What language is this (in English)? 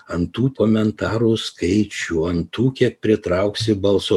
Lithuanian